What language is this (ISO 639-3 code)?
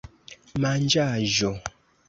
epo